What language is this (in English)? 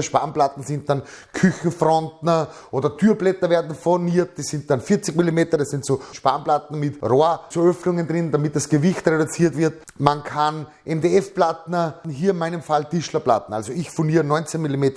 German